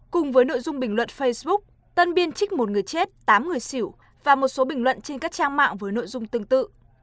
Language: Vietnamese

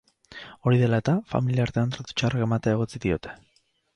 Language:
Basque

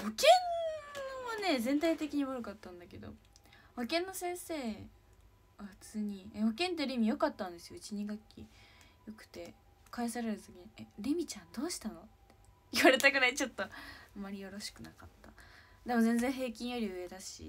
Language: Japanese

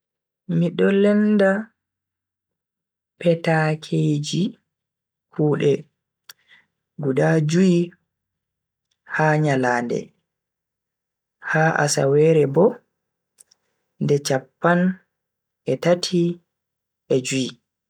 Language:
Bagirmi Fulfulde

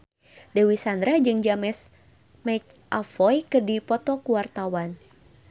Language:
Sundanese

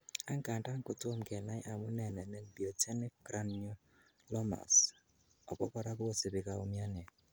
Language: Kalenjin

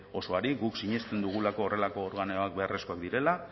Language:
Basque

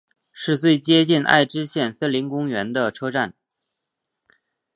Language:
Chinese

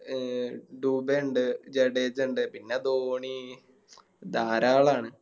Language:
Malayalam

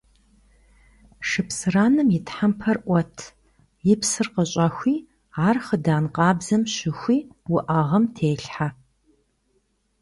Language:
Kabardian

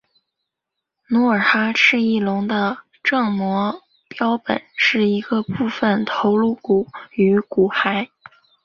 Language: Chinese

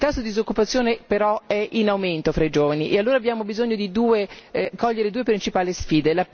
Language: Italian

